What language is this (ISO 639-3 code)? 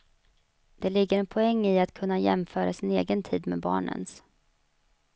swe